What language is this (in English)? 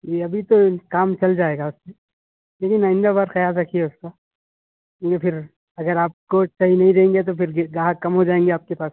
Urdu